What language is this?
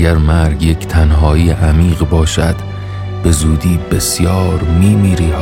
Persian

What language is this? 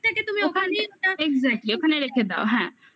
Bangla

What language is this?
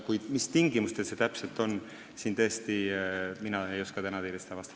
Estonian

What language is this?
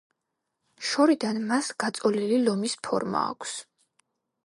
Georgian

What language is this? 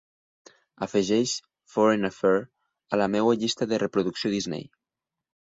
Catalan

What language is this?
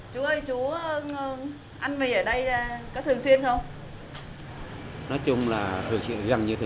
Vietnamese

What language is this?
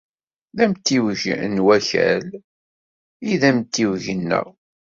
Kabyle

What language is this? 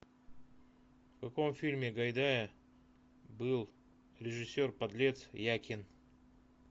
Russian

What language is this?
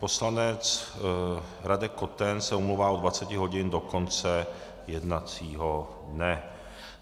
Czech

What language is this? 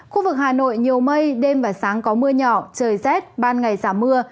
Vietnamese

